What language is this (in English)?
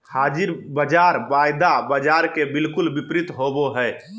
Magahi